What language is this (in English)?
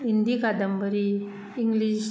Konkani